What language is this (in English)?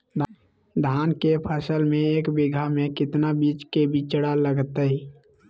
Magahi